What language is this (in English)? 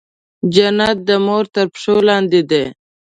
Pashto